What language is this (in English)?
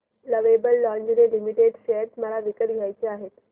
Marathi